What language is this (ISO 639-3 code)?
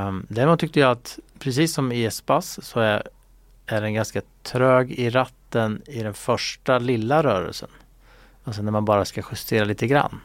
swe